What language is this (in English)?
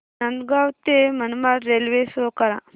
Marathi